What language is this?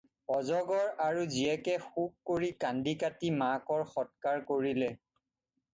Assamese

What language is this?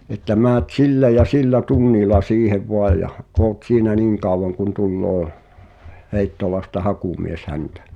Finnish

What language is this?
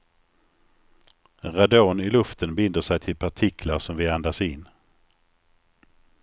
Swedish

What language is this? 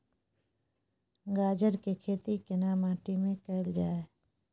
Maithili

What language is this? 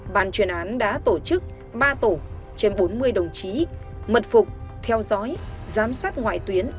Vietnamese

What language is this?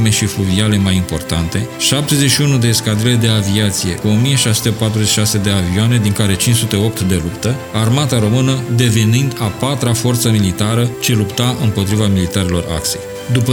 Romanian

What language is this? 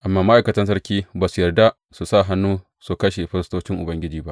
Hausa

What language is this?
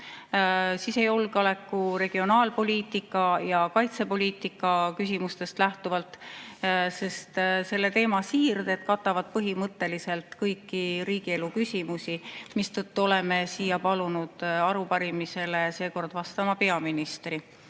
Estonian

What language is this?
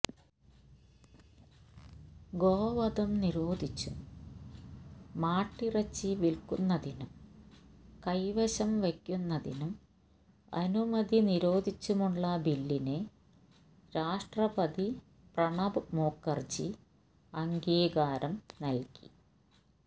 Malayalam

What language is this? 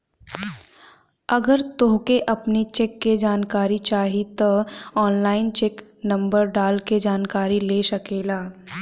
Bhojpuri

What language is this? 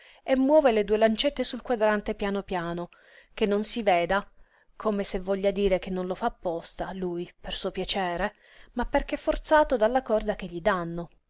Italian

